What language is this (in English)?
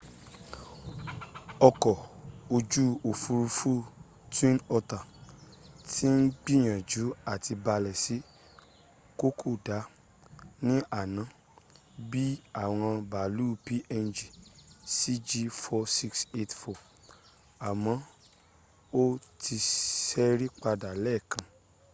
Yoruba